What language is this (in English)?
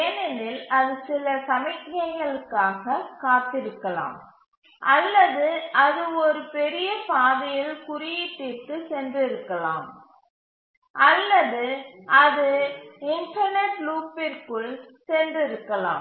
Tamil